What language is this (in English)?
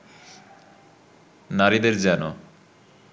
Bangla